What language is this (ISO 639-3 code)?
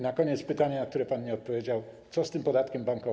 pol